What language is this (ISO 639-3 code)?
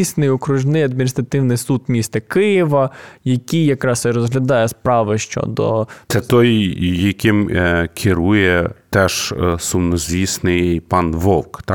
ukr